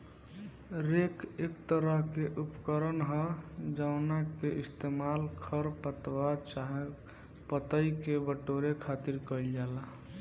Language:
Bhojpuri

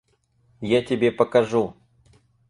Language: Russian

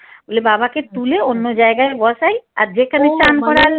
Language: Bangla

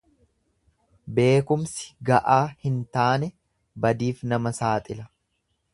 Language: Oromo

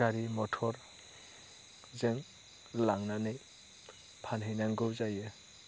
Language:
Bodo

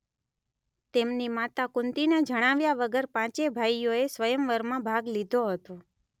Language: Gujarati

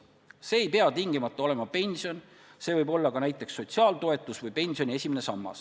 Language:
Estonian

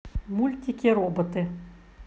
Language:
Russian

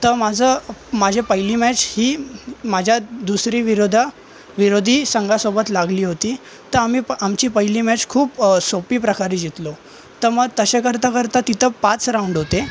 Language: Marathi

